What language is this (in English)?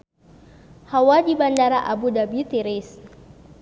Sundanese